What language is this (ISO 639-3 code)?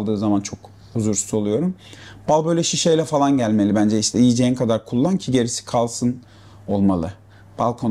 tur